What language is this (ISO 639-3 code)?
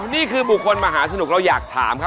tha